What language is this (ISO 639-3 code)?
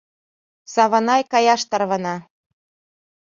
chm